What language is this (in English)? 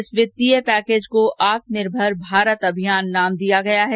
Hindi